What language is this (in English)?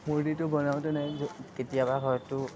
Assamese